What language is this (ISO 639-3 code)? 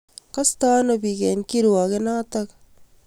kln